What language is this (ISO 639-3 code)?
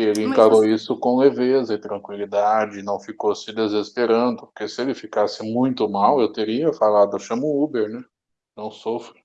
por